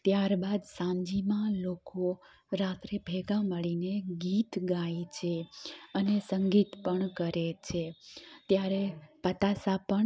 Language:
Gujarati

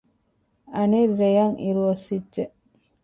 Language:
Divehi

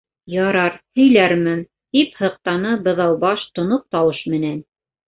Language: Bashkir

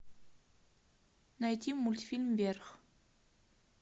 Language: Russian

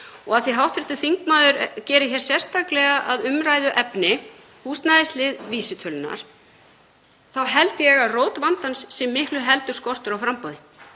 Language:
Icelandic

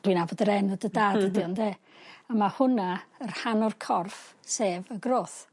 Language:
Welsh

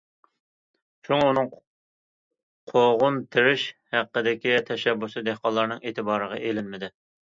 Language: Uyghur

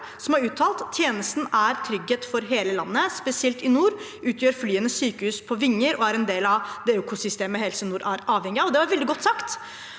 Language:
Norwegian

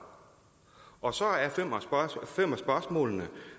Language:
Danish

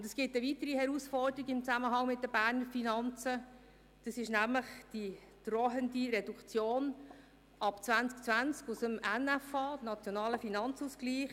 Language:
Swiss German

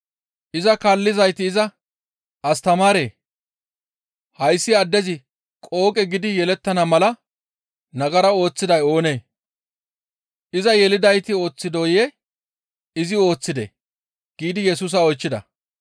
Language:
Gamo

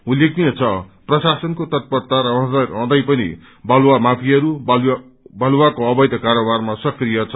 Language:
Nepali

